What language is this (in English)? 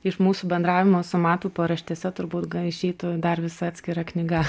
Lithuanian